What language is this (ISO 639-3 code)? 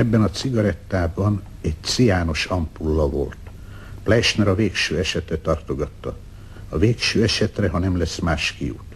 hun